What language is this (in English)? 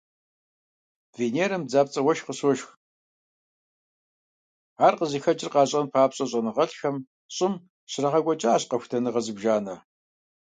Kabardian